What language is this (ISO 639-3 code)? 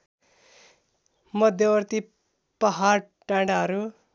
nep